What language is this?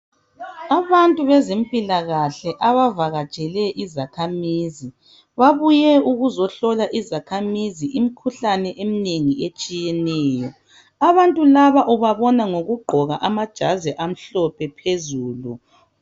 North Ndebele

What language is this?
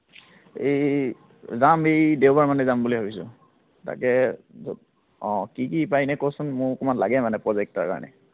Assamese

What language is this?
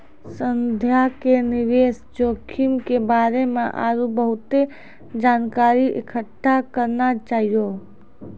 Maithili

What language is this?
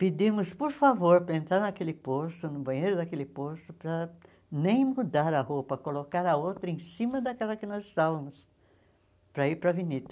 Portuguese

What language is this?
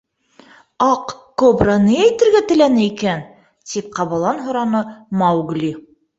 Bashkir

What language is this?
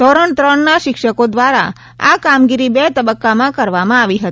Gujarati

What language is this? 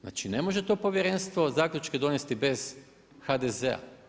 Croatian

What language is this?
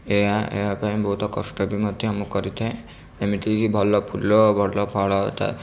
Odia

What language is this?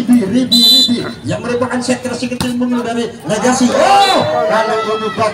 Indonesian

